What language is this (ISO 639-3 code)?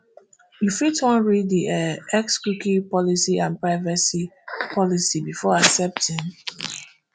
pcm